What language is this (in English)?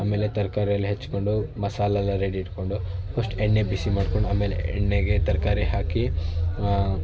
Kannada